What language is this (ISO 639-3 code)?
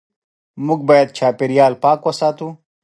pus